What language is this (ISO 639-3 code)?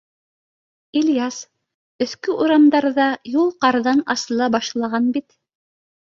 bak